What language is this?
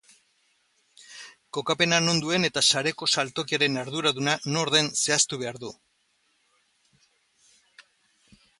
Basque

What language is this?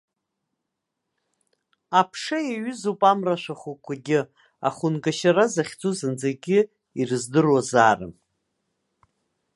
Abkhazian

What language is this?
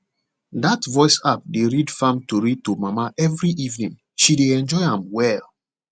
Nigerian Pidgin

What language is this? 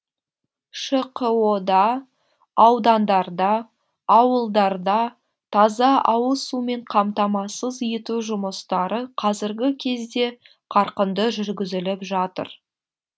Kazakh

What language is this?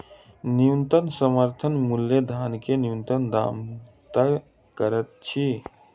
Maithili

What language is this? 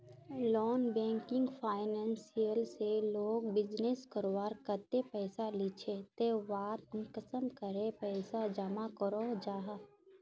Magahi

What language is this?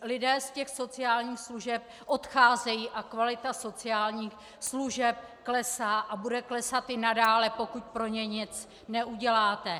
Czech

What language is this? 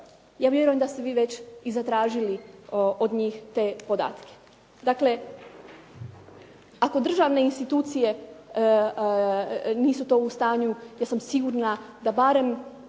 Croatian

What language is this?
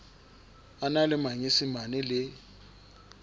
Southern Sotho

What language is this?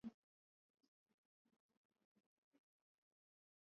Swahili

